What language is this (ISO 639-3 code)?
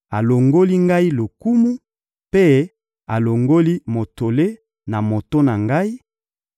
lin